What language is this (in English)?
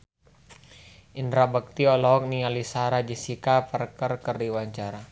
Sundanese